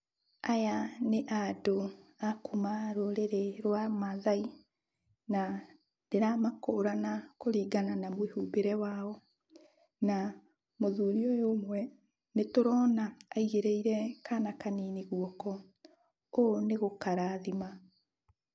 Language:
Kikuyu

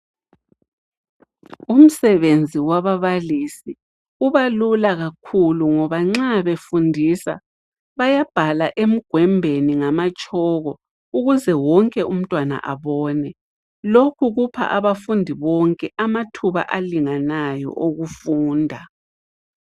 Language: North Ndebele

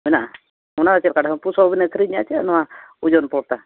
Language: Santali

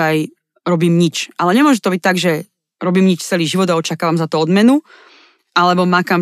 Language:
Slovak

